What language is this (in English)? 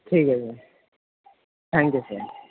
Urdu